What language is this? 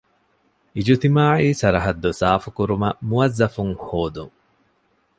Divehi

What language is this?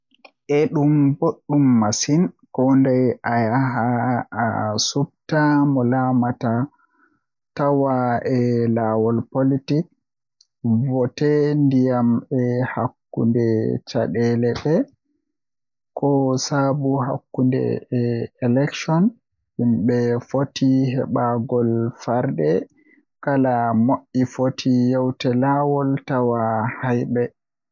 Western Niger Fulfulde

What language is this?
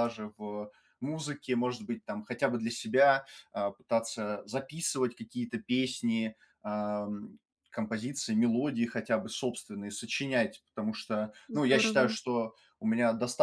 Russian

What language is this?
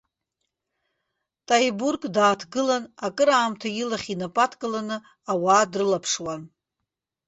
Abkhazian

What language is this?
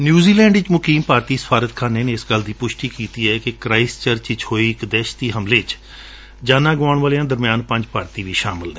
Punjabi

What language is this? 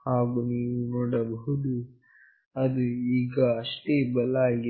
Kannada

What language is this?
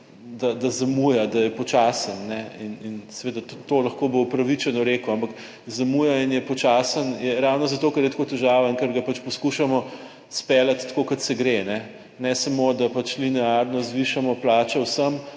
Slovenian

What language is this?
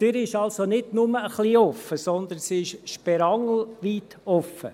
Swiss German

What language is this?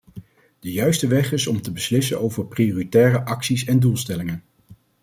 Dutch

